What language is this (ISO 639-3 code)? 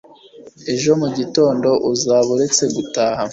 kin